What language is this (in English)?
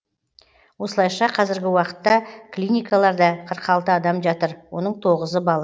Kazakh